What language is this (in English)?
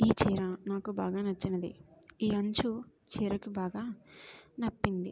Telugu